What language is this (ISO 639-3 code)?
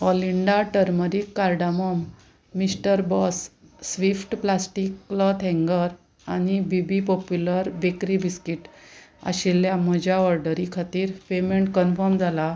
kok